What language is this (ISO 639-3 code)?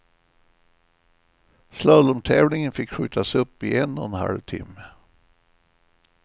swe